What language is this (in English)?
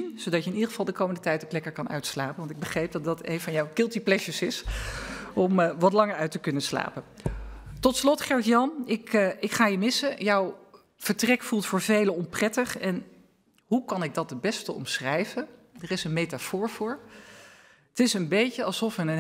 Dutch